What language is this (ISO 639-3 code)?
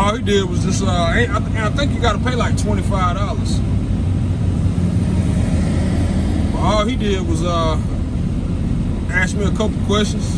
eng